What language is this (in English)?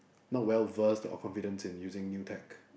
English